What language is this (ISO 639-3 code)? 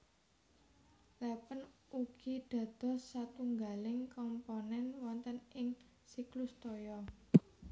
jav